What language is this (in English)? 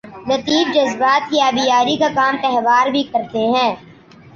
Urdu